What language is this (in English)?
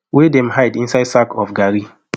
Nigerian Pidgin